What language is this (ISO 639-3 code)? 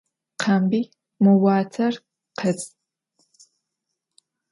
ady